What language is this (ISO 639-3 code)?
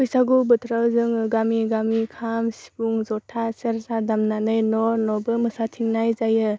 brx